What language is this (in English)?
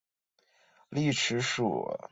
Chinese